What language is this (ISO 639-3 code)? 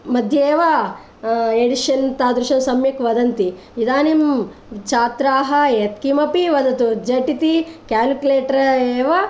san